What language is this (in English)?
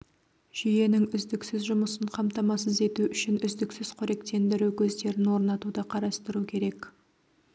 Kazakh